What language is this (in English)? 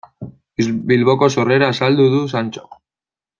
Basque